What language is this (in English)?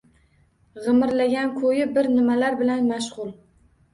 Uzbek